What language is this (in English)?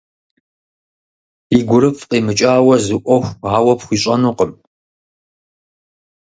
Kabardian